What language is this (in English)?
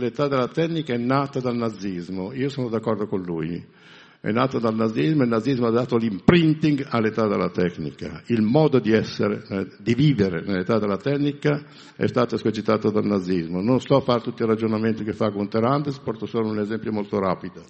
Italian